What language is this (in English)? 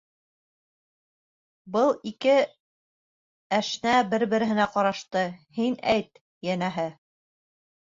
Bashkir